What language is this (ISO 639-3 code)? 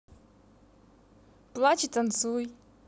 rus